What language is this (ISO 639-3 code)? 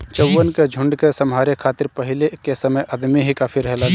bho